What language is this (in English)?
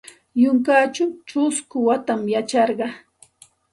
Santa Ana de Tusi Pasco Quechua